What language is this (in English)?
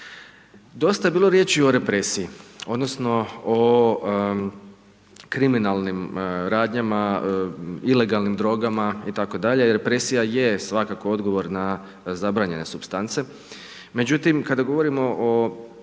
Croatian